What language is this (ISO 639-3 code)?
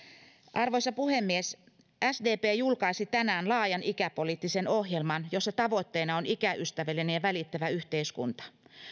fin